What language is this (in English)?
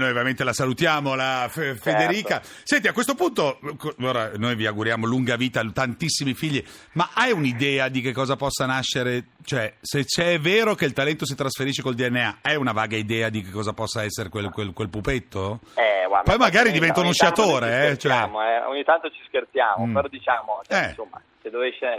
Italian